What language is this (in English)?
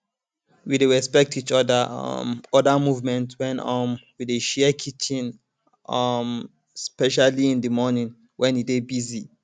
Nigerian Pidgin